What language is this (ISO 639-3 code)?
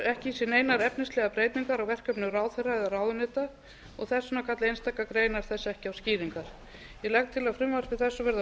isl